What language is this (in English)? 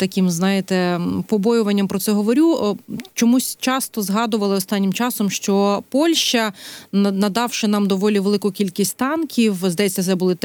Ukrainian